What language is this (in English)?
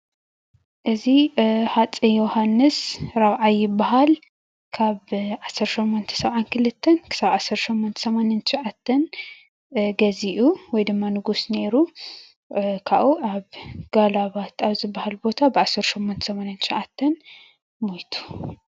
Tigrinya